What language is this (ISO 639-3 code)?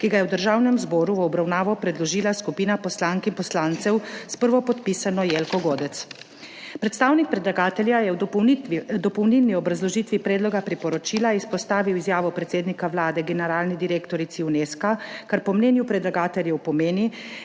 slv